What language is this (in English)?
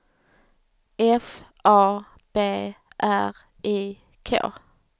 Swedish